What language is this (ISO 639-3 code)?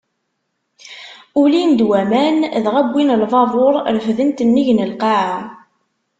kab